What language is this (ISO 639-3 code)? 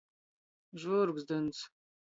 ltg